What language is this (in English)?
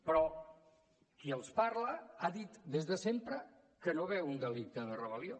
Catalan